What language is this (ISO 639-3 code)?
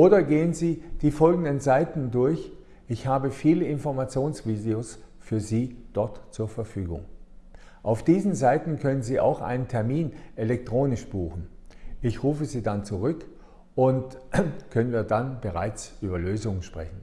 deu